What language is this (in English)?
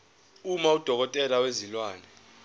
Zulu